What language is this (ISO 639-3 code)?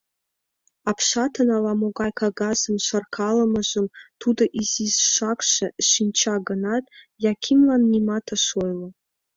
chm